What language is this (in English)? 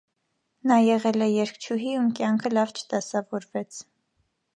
Armenian